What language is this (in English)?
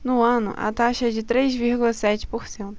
Portuguese